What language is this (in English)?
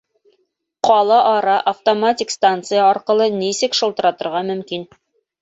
Bashkir